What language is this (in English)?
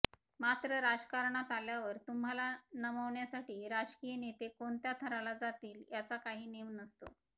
Marathi